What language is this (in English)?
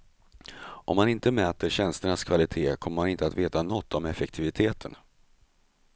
Swedish